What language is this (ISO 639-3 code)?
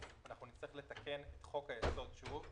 heb